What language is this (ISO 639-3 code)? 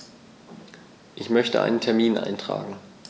deu